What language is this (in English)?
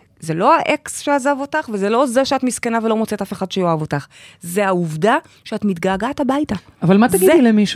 Hebrew